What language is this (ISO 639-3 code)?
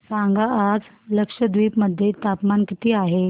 mar